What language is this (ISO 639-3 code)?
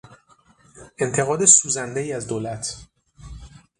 fas